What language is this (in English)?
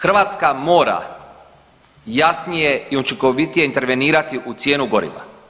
Croatian